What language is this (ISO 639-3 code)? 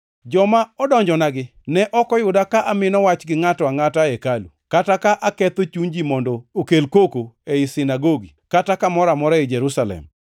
luo